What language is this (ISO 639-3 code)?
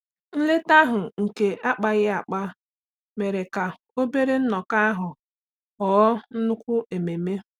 ibo